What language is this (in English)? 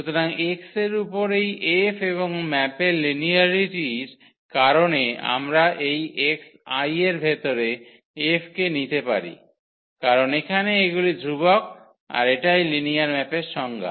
Bangla